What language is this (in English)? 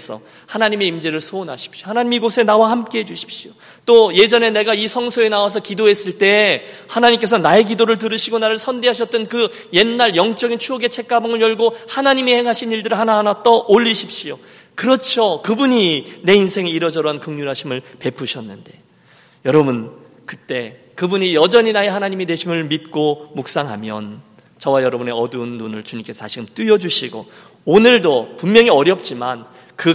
Korean